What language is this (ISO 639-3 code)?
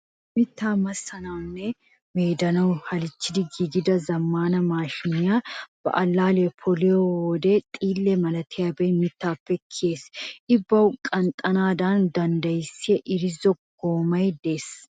wal